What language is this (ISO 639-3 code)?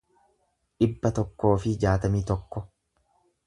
orm